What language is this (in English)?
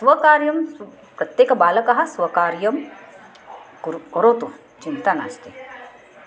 Sanskrit